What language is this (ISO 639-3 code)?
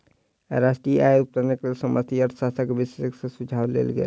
mai